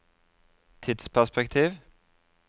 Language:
Norwegian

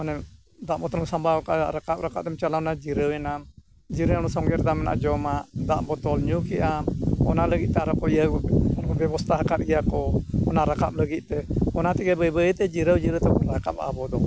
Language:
Santali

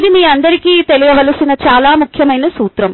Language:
Telugu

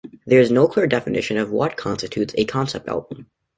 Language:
English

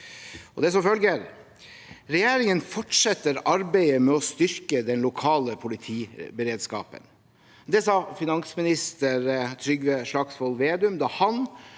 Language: Norwegian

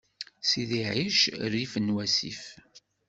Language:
Kabyle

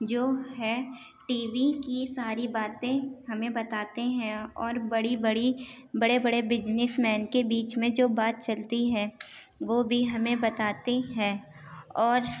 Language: Urdu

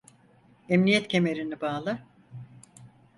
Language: Turkish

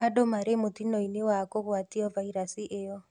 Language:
Kikuyu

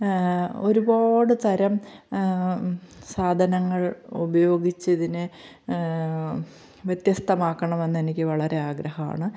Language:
Malayalam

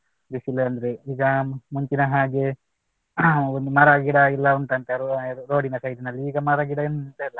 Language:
Kannada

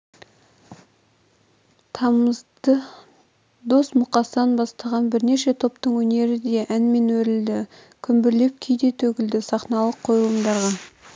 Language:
Kazakh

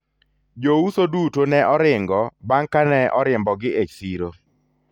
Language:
Luo (Kenya and Tanzania)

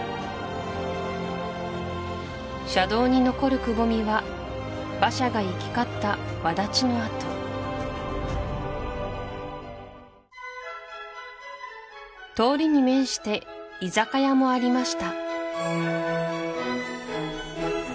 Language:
Japanese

